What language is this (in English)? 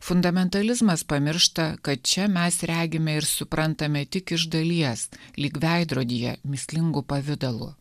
Lithuanian